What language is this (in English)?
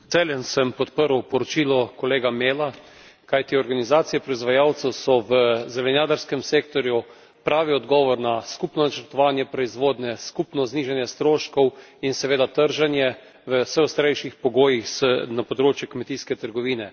Slovenian